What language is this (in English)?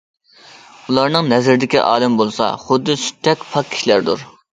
Uyghur